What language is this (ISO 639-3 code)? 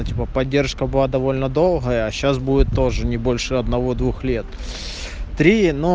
rus